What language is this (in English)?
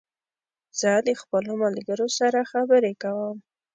Pashto